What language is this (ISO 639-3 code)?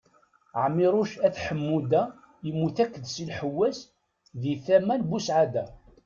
kab